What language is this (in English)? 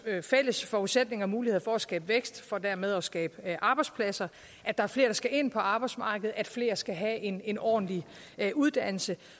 Danish